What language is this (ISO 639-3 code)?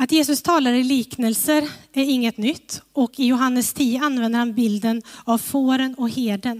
swe